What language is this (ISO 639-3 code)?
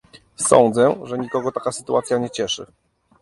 pol